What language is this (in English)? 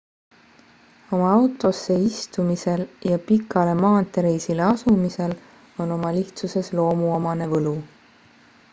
Estonian